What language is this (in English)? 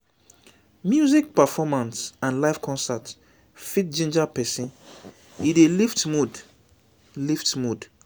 Nigerian Pidgin